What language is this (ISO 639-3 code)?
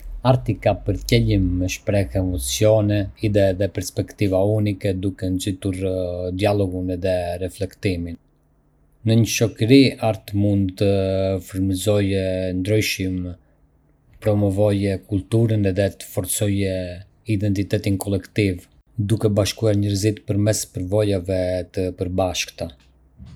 aae